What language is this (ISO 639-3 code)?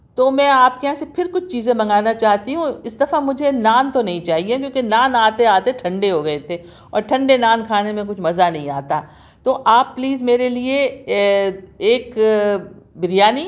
urd